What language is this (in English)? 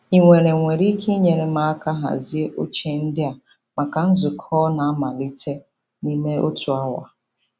Igbo